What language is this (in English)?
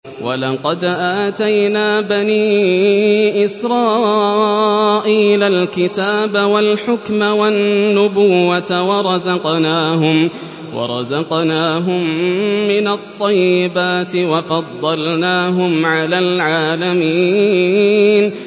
Arabic